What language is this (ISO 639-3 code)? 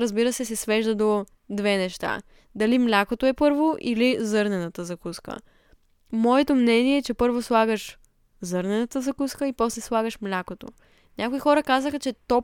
bul